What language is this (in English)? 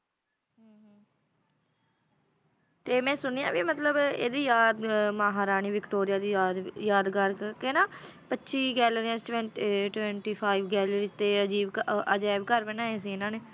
Punjabi